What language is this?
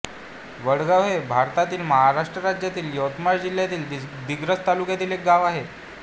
Marathi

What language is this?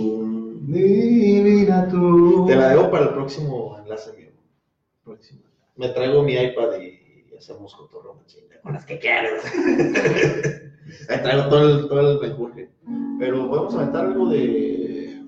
Spanish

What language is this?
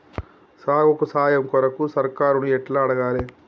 Telugu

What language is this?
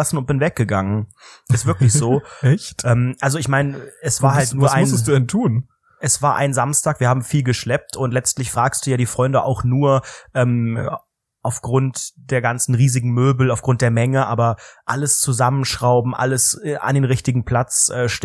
German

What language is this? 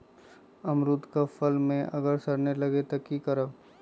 Magahi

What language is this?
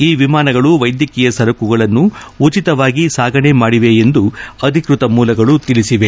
Kannada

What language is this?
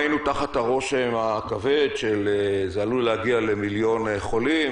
Hebrew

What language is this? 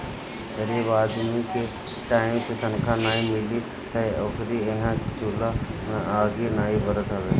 Bhojpuri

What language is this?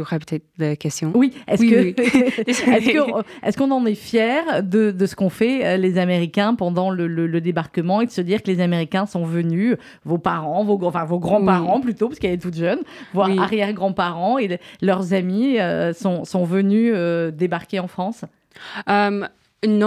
French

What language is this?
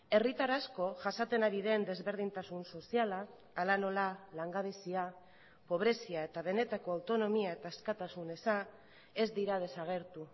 Basque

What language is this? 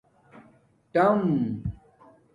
Domaaki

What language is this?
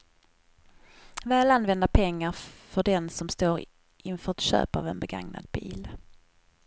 Swedish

